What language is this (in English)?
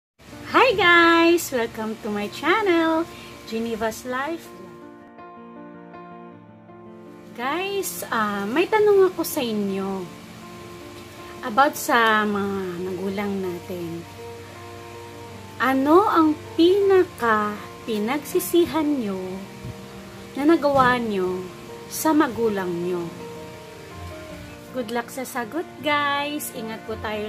Indonesian